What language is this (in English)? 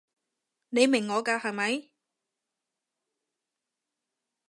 Cantonese